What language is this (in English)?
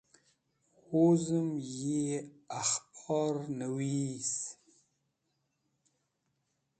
Wakhi